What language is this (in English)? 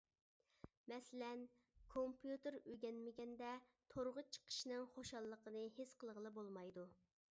Uyghur